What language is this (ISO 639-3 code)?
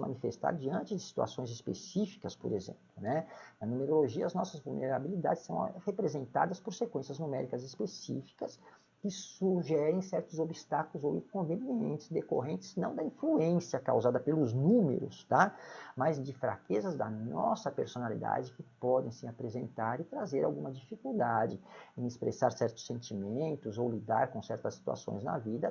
por